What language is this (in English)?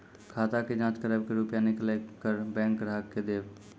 Maithili